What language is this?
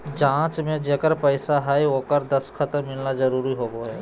Magahi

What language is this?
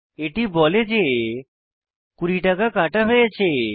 Bangla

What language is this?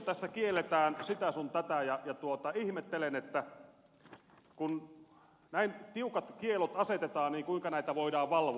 Finnish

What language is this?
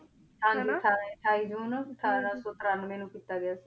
Punjabi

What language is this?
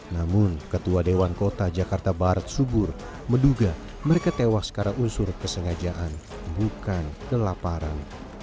Indonesian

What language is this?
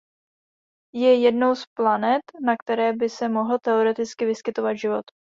Czech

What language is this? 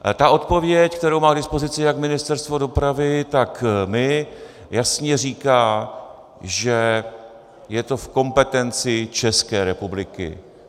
Czech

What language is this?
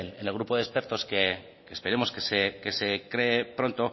Spanish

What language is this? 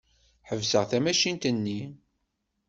Kabyle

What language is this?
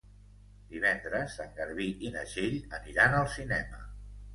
Catalan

